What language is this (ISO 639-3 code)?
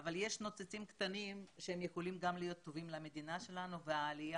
heb